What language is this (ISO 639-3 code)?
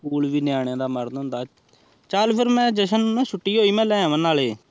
pan